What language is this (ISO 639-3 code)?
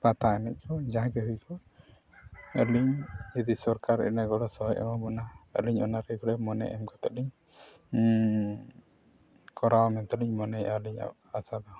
sat